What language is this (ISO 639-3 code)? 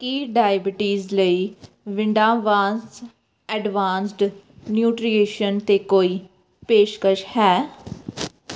pan